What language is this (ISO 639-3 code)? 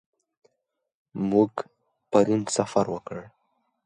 pus